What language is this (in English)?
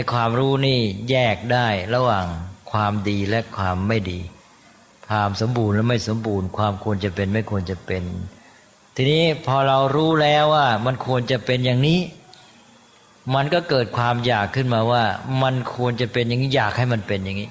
Thai